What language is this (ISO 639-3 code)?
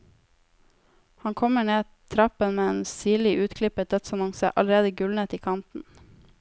nor